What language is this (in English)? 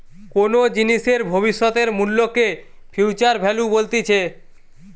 Bangla